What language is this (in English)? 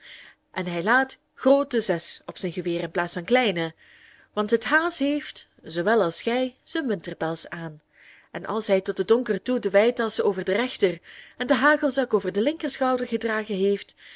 Dutch